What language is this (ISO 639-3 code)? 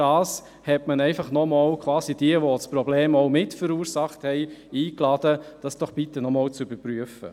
gsw